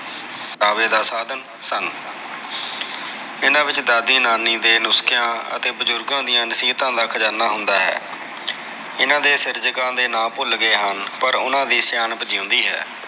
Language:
Punjabi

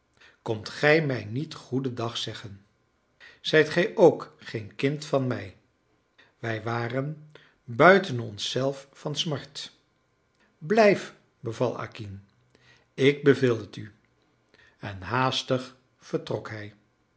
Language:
Dutch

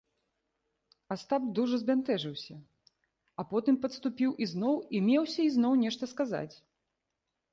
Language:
Belarusian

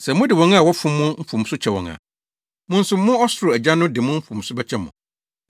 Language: Akan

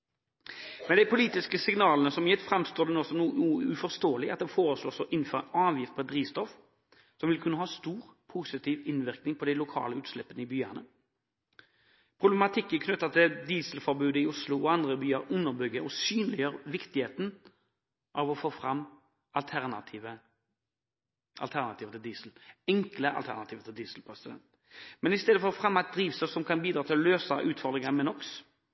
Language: Norwegian Bokmål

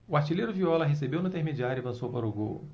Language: Portuguese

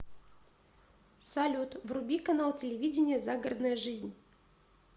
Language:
Russian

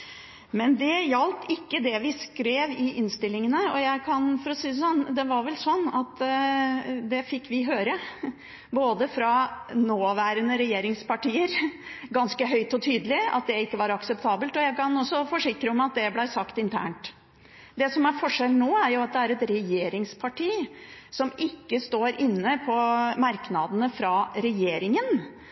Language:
Norwegian Bokmål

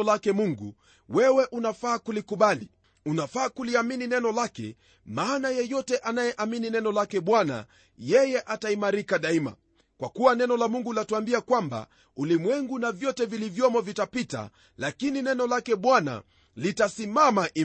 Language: Swahili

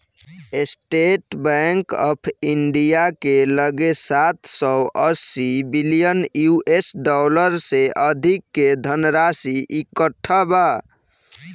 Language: Bhojpuri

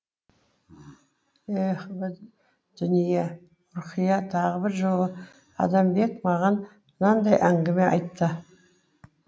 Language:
Kazakh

